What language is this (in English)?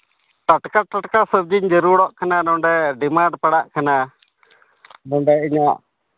Santali